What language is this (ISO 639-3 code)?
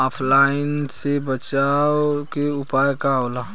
bho